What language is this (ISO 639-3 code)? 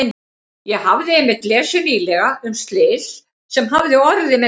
isl